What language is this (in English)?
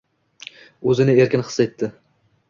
Uzbek